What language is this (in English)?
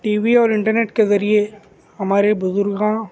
Urdu